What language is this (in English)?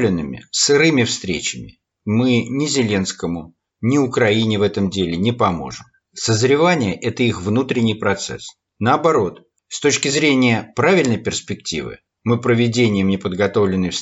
Russian